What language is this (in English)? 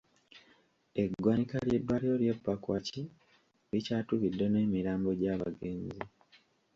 Ganda